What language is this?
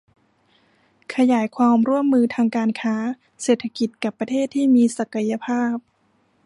Thai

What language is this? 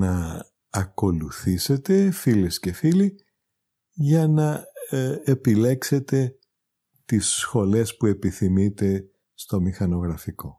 Greek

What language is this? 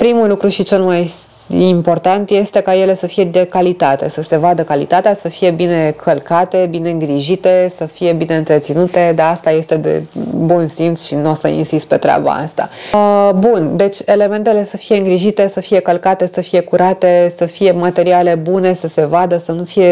Romanian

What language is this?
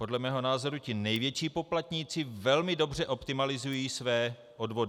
Czech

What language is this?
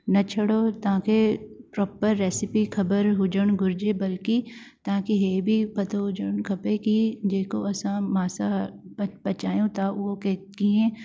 Sindhi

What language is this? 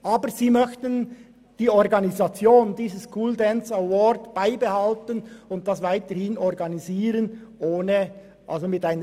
Swiss German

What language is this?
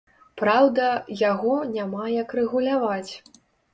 Belarusian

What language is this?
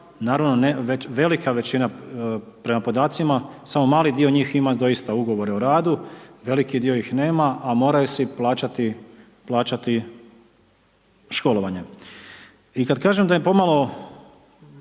Croatian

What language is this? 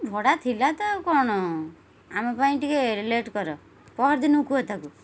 Odia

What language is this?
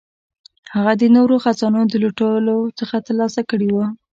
Pashto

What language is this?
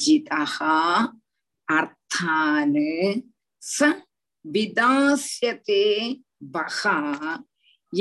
Tamil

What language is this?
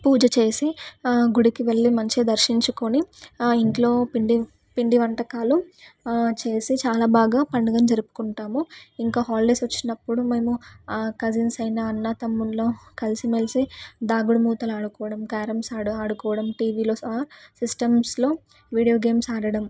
Telugu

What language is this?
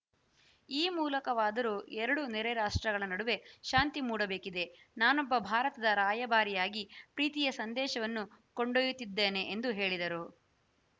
Kannada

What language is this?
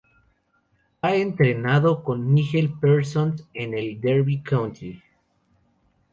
Spanish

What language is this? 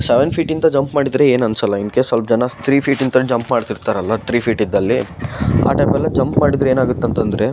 Kannada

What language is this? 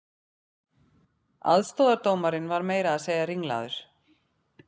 Icelandic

